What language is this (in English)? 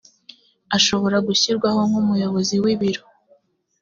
Kinyarwanda